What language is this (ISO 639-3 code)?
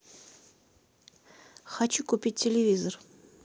rus